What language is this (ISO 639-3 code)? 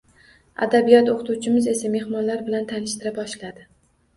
uzb